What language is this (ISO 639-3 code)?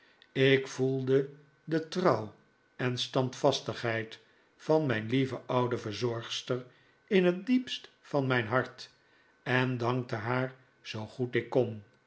nld